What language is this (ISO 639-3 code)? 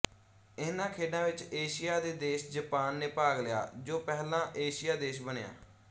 pan